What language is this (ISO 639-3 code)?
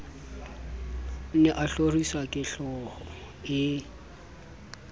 sot